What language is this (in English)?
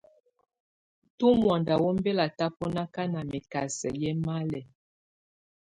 Tunen